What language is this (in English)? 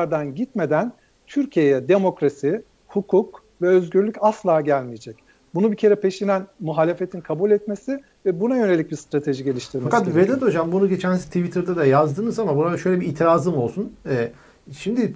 Turkish